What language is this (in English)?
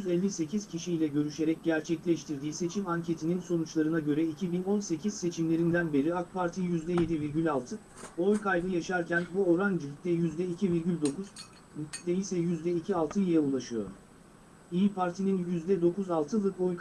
Turkish